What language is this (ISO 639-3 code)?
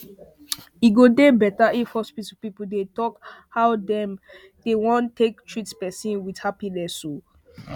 pcm